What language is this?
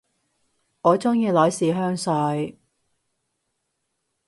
Cantonese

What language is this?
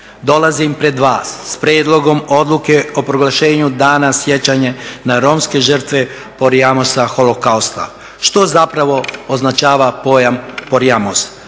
Croatian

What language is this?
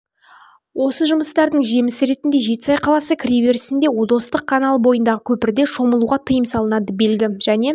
Kazakh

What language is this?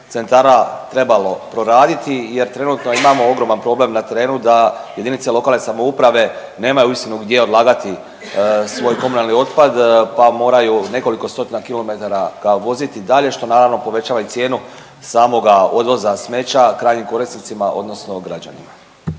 Croatian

